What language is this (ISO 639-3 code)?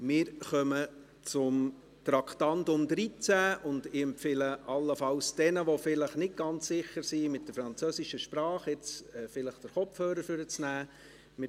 gsw